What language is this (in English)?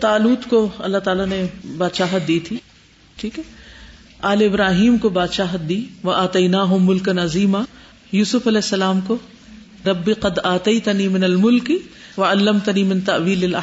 Urdu